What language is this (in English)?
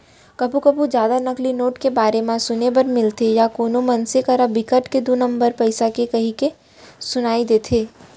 Chhattisgarhi